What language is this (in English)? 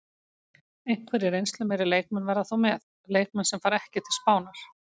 Icelandic